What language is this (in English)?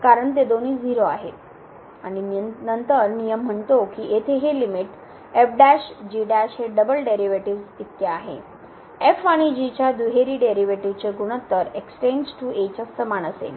Marathi